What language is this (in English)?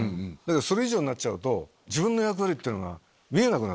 Japanese